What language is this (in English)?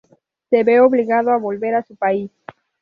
Spanish